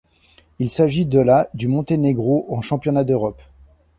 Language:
French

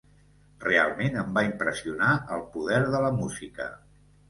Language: Catalan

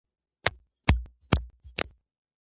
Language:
Georgian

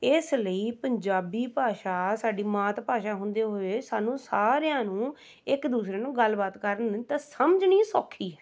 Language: Punjabi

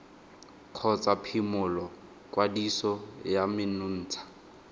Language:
Tswana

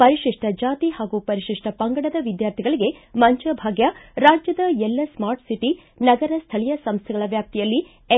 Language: Kannada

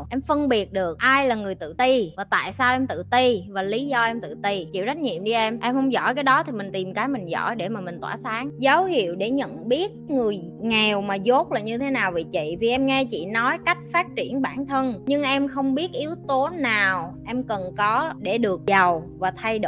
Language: Vietnamese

